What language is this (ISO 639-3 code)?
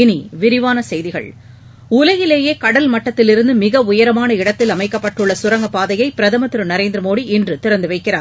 tam